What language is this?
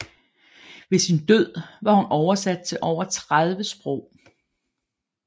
Danish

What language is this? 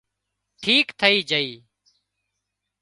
Wadiyara Koli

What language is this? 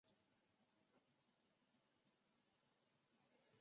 Chinese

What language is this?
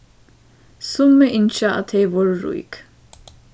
Faroese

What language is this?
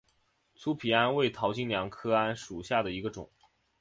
Chinese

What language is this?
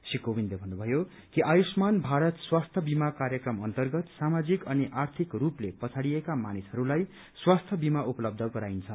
Nepali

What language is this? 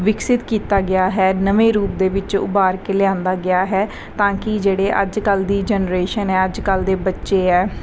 Punjabi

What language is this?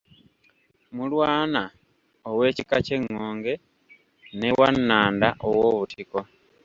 Ganda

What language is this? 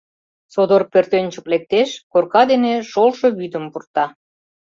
Mari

